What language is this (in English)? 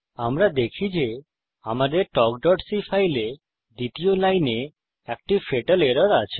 Bangla